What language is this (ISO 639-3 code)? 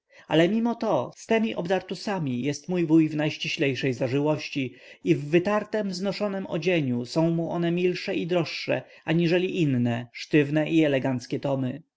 pol